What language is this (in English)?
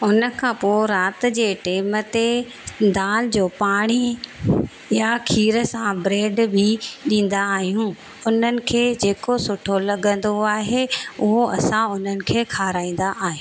Sindhi